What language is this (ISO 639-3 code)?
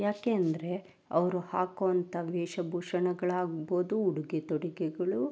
kan